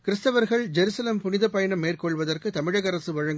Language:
Tamil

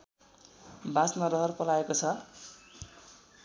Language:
Nepali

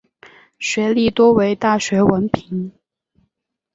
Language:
Chinese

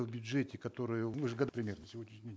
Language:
Kazakh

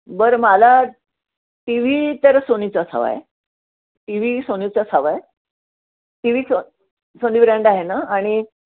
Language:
Marathi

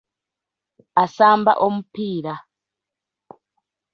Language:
Ganda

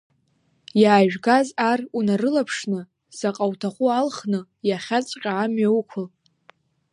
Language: Abkhazian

